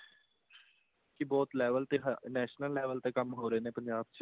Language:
Punjabi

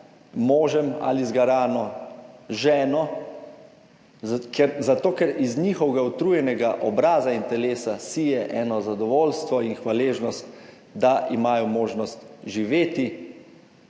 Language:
Slovenian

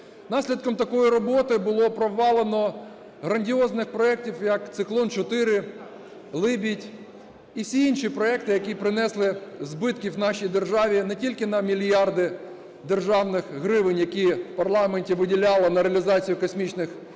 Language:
Ukrainian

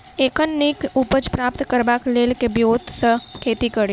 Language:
Maithili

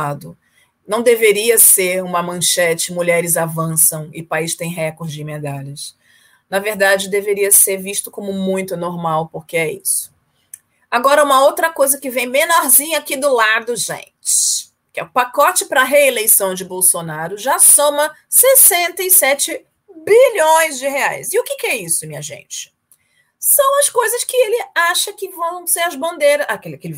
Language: Portuguese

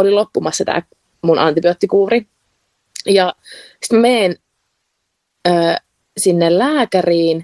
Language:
Finnish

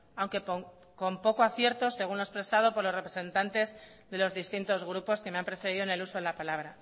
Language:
Spanish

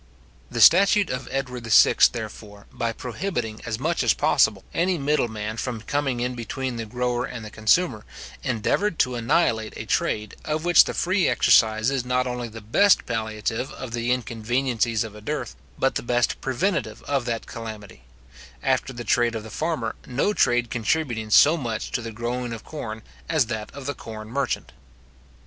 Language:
English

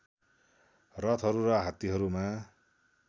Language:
Nepali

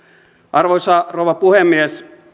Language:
Finnish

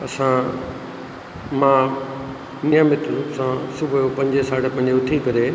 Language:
Sindhi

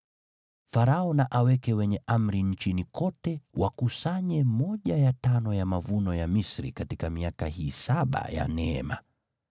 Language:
Swahili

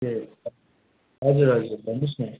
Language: Nepali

